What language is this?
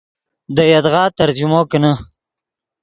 Yidgha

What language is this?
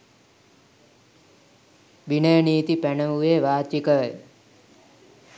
Sinhala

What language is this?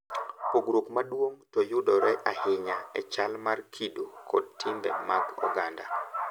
Luo (Kenya and Tanzania)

